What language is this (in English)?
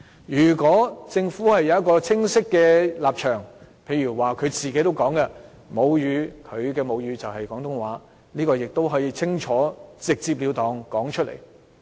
Cantonese